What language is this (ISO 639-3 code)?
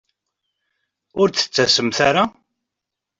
kab